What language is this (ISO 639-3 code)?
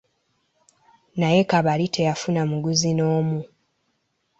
lug